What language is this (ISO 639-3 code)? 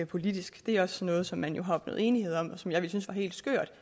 dan